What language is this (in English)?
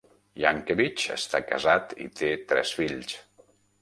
Catalan